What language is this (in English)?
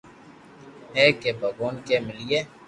Loarki